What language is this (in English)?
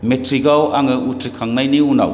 Bodo